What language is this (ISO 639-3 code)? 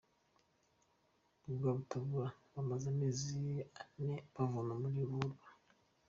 kin